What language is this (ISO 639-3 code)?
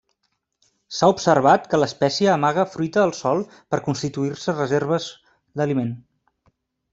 cat